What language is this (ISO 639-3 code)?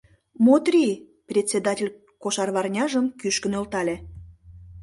chm